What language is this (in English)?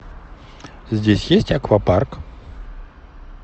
Russian